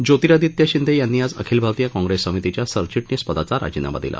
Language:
Marathi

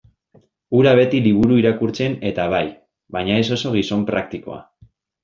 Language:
Basque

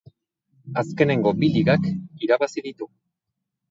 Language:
Basque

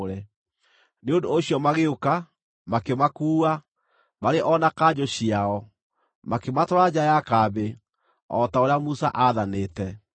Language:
Kikuyu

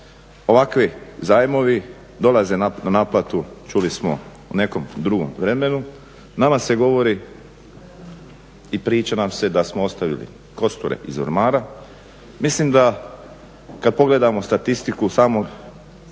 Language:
Croatian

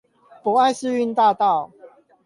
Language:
Chinese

